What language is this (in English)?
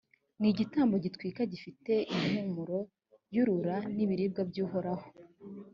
Kinyarwanda